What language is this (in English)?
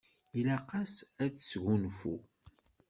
Kabyle